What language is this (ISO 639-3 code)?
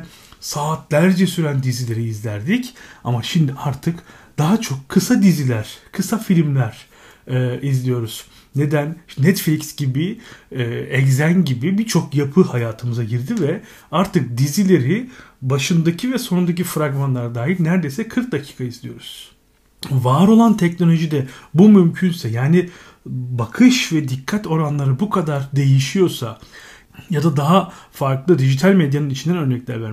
tur